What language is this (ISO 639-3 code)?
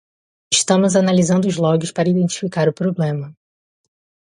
por